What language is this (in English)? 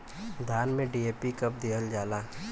Bhojpuri